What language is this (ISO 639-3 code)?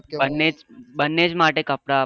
guj